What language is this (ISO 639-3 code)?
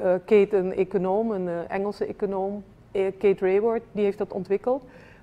nld